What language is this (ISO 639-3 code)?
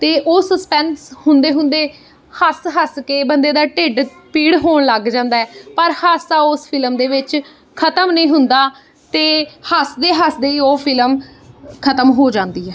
pan